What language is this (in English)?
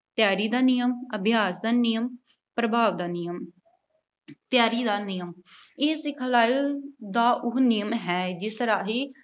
Punjabi